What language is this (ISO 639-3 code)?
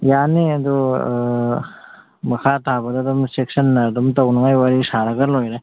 mni